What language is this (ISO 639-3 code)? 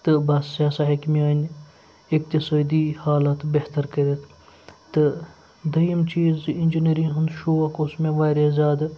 kas